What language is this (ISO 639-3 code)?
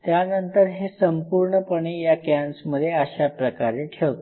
mar